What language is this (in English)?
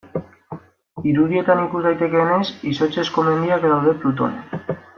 Basque